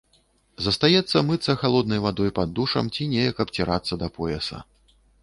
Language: Belarusian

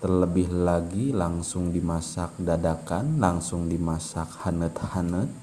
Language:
Indonesian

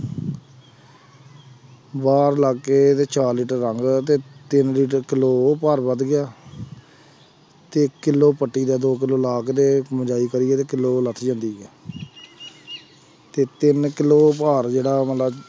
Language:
Punjabi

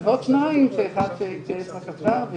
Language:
Hebrew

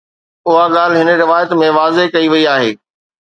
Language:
Sindhi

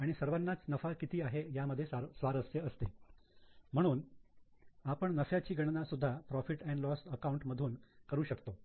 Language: Marathi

